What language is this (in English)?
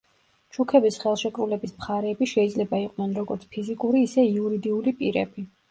Georgian